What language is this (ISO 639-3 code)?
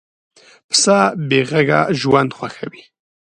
pus